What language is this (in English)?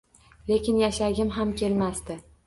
Uzbek